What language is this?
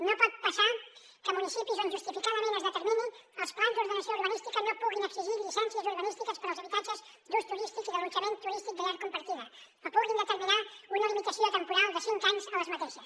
Catalan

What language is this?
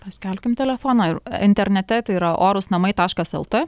Lithuanian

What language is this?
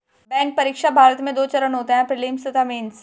Hindi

